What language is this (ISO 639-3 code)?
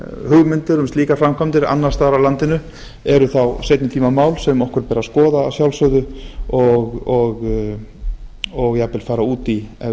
isl